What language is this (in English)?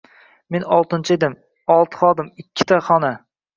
Uzbek